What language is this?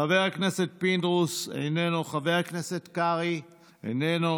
Hebrew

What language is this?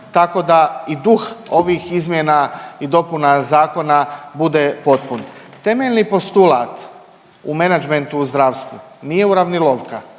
Croatian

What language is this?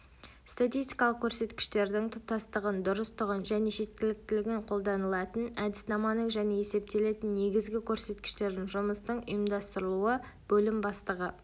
Kazakh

